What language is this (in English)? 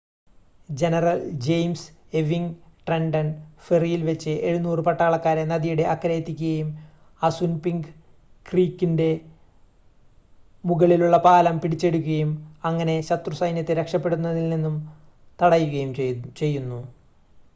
Malayalam